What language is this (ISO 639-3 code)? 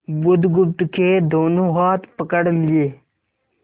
hin